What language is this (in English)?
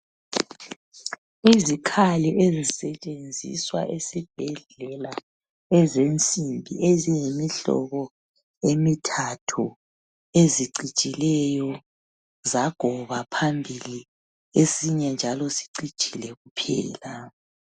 North Ndebele